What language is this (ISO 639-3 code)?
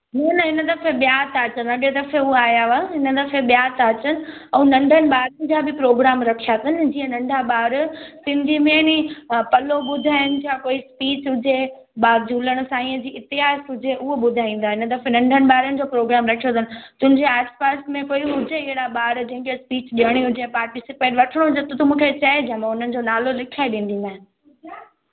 snd